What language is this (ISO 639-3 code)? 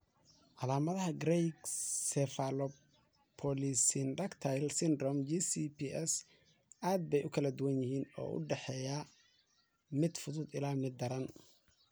som